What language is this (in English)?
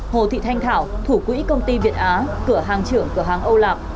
Vietnamese